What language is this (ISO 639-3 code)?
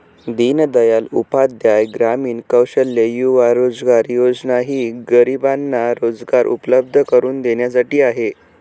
mar